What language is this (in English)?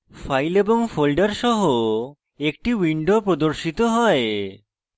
Bangla